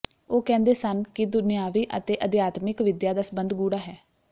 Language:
Punjabi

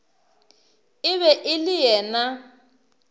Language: Northern Sotho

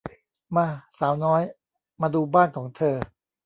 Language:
Thai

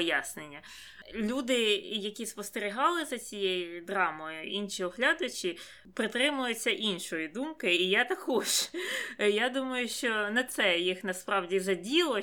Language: Ukrainian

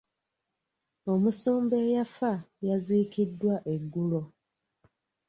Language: Ganda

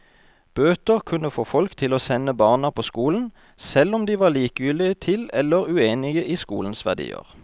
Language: Norwegian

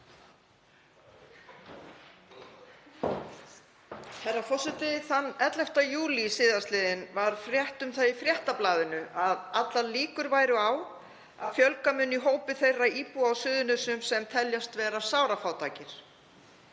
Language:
Icelandic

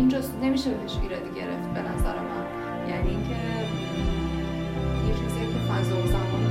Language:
Persian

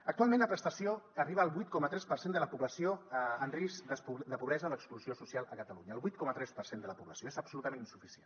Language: Catalan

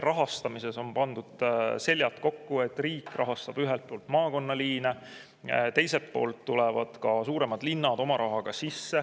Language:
Estonian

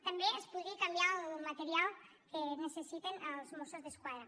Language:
Catalan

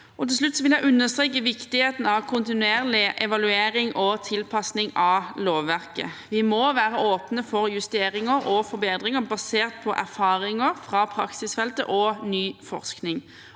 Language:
Norwegian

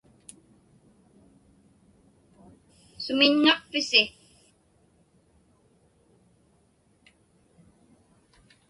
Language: Inupiaq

